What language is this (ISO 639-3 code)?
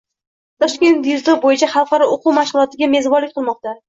uzb